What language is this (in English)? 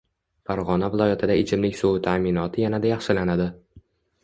Uzbek